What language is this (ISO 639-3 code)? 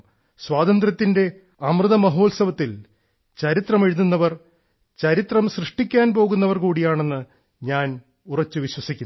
mal